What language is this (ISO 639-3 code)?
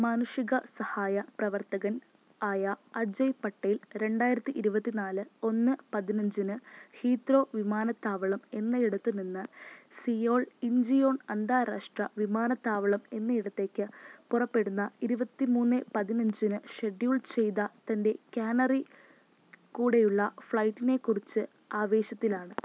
mal